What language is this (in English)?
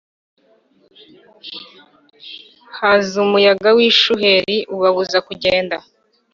Kinyarwanda